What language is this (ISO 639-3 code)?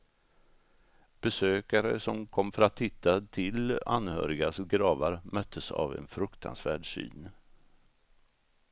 swe